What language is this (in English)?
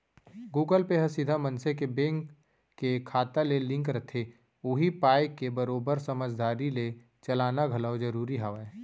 Chhattisgarhi